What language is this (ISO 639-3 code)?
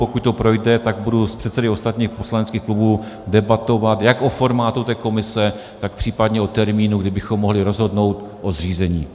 ces